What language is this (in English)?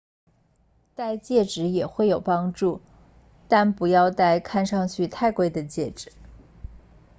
Chinese